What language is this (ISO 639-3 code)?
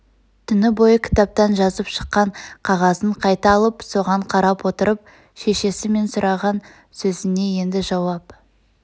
kaz